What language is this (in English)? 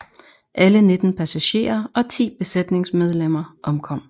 Danish